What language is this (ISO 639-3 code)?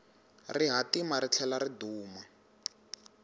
tso